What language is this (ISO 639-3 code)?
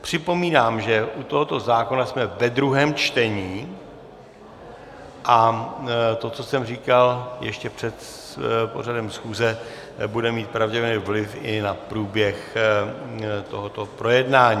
ces